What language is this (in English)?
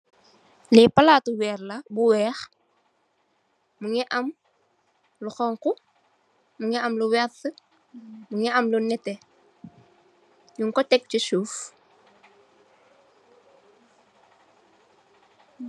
Wolof